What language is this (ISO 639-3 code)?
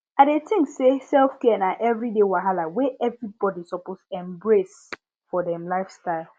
pcm